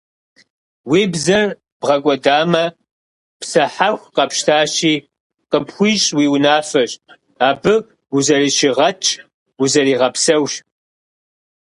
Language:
Kabardian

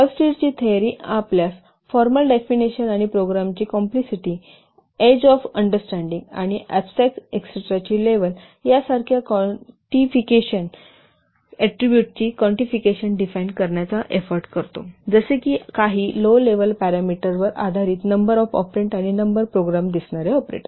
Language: Marathi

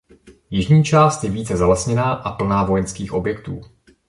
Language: Czech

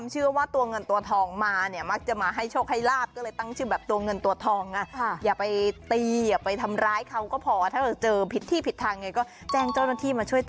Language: Thai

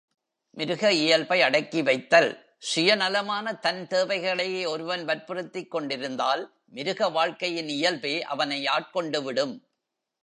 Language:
Tamil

